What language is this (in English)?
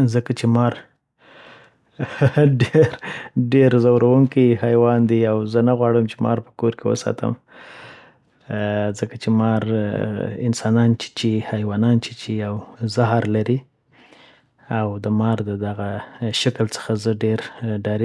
Southern Pashto